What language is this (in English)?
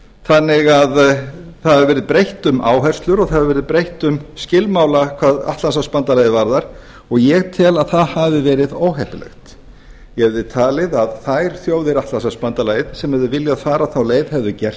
Icelandic